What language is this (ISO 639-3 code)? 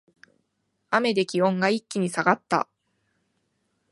jpn